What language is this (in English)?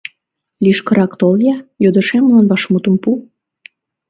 Mari